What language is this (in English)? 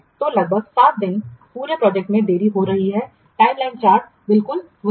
Hindi